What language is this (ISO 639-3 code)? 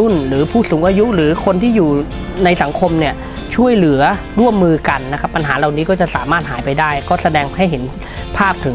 tha